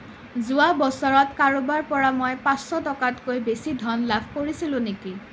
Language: Assamese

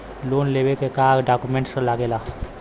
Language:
Bhojpuri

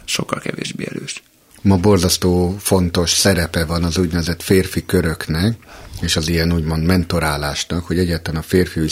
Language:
Hungarian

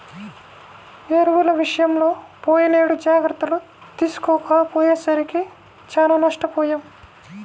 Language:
Telugu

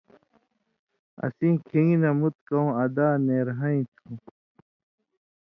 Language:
Indus Kohistani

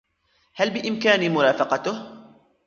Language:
Arabic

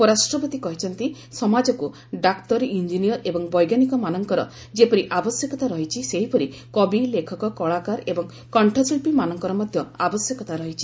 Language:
Odia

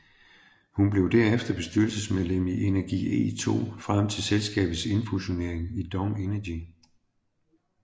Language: Danish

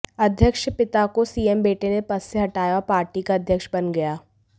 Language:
Hindi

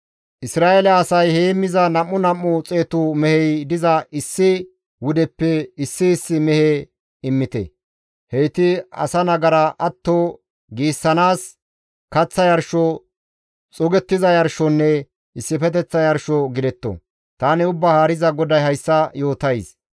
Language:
Gamo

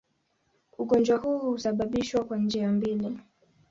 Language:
Swahili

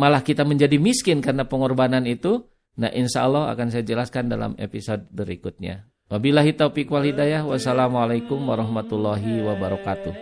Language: Indonesian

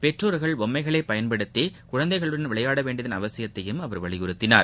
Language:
Tamil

